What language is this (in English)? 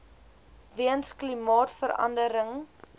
Afrikaans